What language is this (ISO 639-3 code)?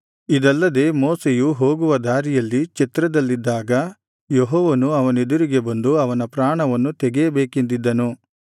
kan